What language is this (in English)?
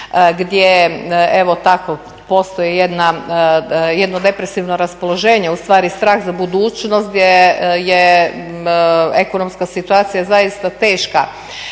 Croatian